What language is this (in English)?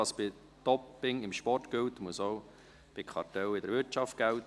Swiss German